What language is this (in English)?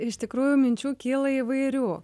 Lithuanian